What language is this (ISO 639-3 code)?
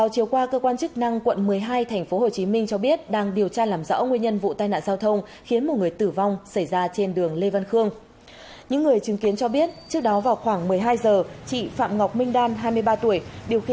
vie